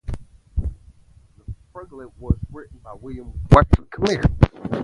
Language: English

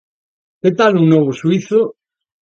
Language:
Galician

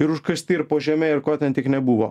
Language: Lithuanian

